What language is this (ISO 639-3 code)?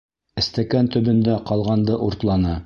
bak